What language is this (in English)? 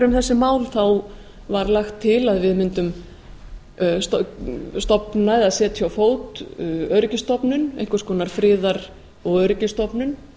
Icelandic